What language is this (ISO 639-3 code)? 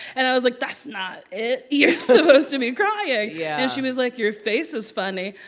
eng